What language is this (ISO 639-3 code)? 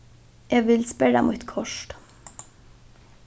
fao